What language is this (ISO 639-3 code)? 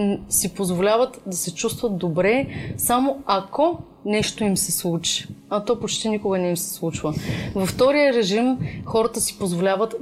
bul